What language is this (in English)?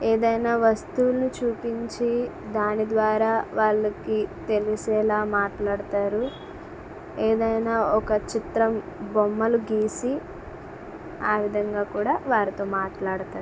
Telugu